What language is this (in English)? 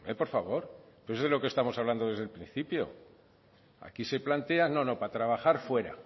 Spanish